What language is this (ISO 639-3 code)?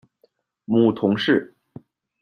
zho